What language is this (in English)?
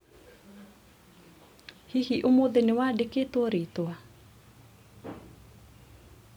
Kikuyu